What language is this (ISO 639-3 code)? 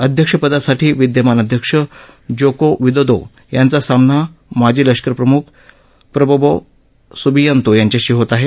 mar